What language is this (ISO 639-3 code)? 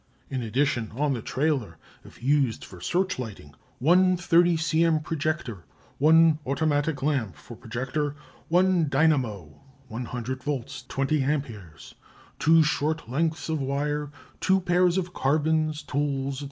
eng